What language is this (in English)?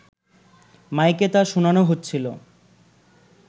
Bangla